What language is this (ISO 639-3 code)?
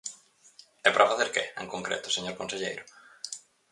glg